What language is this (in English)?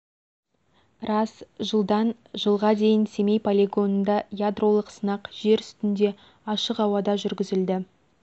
Kazakh